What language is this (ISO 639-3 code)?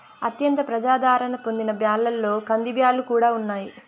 tel